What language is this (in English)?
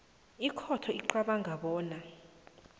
South Ndebele